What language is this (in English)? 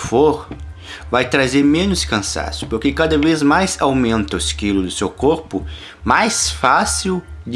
Portuguese